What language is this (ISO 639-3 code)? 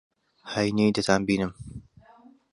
ckb